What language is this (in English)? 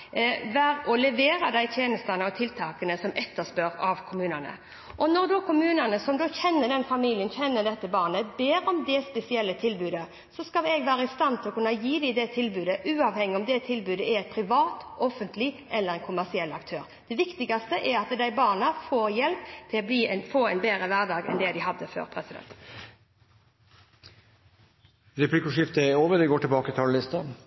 Norwegian